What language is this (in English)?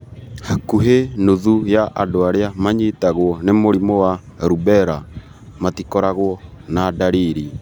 Kikuyu